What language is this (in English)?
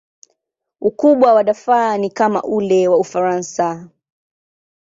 Swahili